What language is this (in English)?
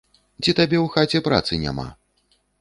Belarusian